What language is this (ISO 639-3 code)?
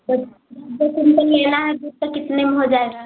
hin